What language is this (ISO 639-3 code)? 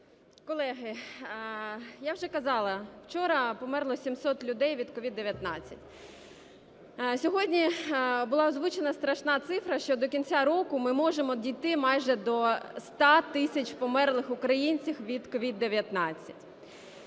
ukr